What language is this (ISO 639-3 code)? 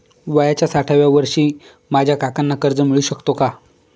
mar